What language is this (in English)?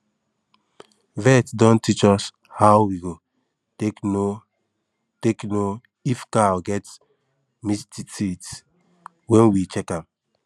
Nigerian Pidgin